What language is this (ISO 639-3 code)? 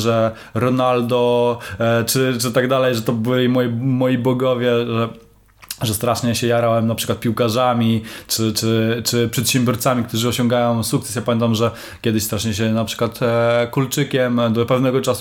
pol